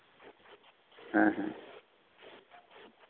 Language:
Santali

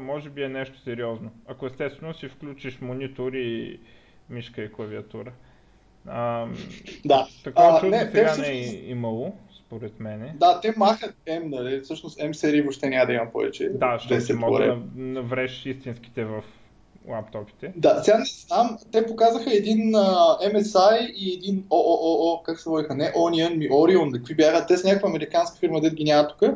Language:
Bulgarian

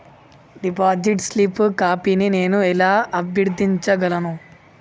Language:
Telugu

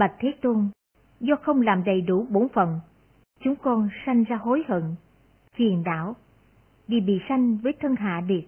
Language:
Vietnamese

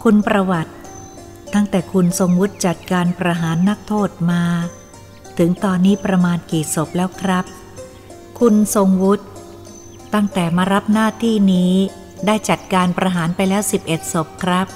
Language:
Thai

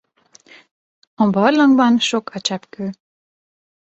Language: Hungarian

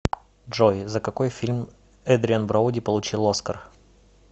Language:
Russian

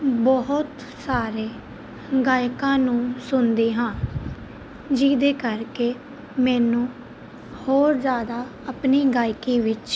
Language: Punjabi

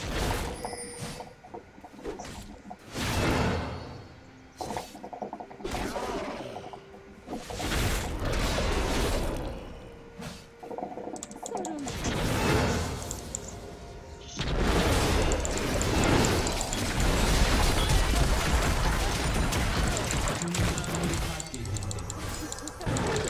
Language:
Turkish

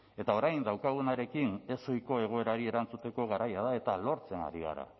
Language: Basque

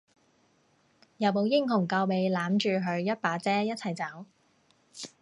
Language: Cantonese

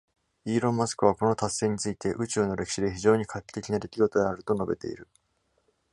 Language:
Japanese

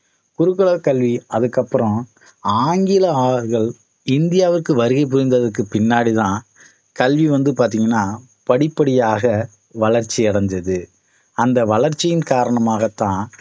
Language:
Tamil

